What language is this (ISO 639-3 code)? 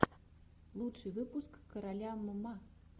rus